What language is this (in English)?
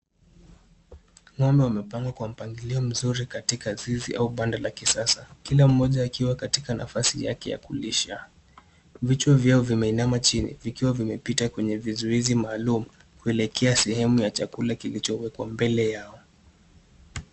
Swahili